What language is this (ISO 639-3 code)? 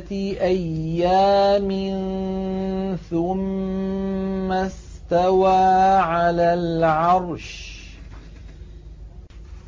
ara